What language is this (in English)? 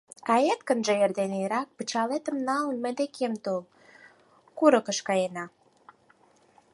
Mari